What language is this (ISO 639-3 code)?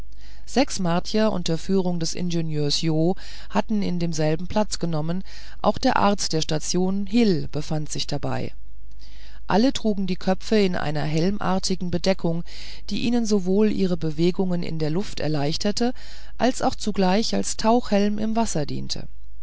deu